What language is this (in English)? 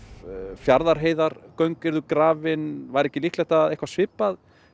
Icelandic